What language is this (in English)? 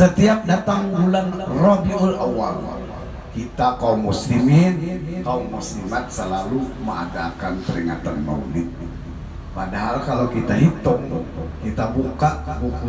Indonesian